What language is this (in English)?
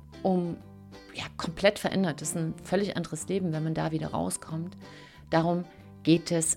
German